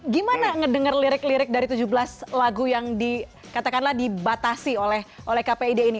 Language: Indonesian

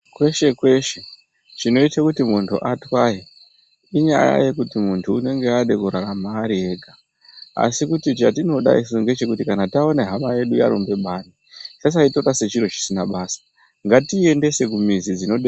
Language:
Ndau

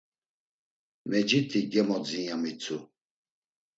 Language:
Laz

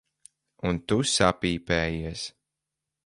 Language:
Latvian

